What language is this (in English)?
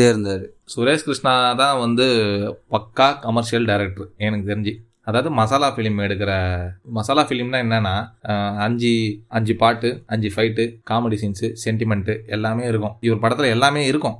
Tamil